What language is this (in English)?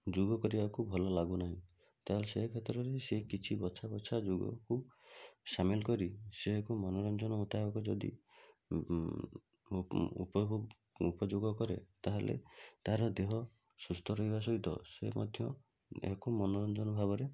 Odia